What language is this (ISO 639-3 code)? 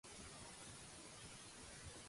cat